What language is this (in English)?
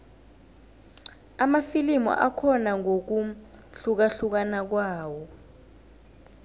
South Ndebele